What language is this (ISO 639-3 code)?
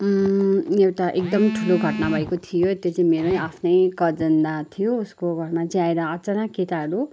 nep